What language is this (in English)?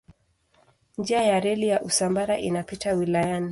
Swahili